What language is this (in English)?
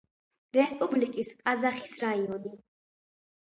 Georgian